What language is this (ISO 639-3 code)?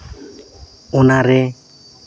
sat